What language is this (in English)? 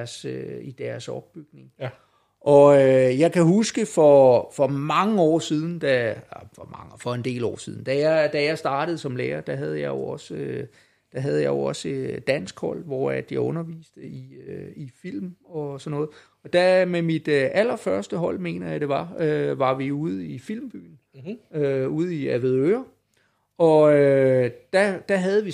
Danish